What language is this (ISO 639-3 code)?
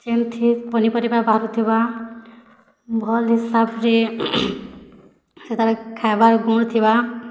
ori